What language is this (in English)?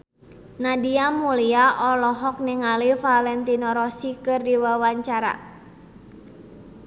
Sundanese